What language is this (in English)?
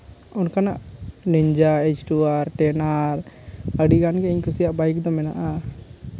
Santali